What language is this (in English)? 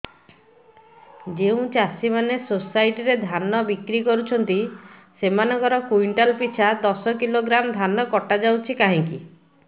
Odia